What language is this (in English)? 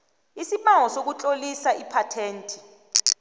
South Ndebele